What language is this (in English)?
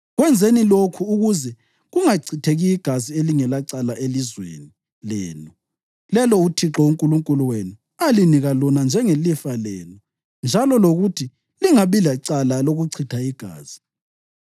North Ndebele